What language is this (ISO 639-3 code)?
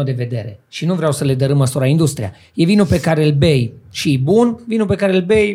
ron